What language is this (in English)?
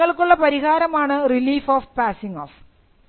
Malayalam